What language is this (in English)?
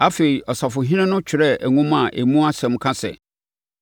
Akan